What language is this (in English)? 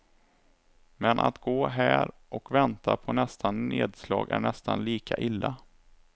Swedish